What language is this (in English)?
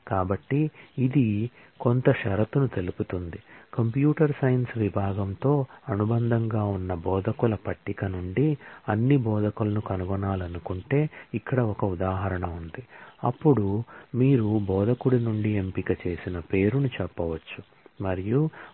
Telugu